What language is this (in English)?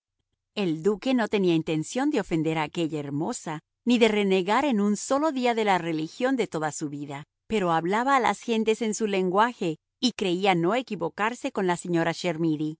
Spanish